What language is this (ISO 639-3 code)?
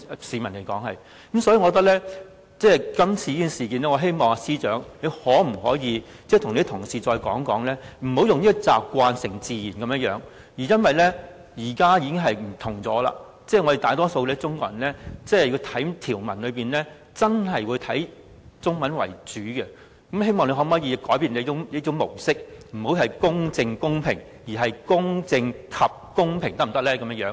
yue